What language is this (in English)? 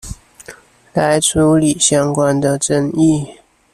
Chinese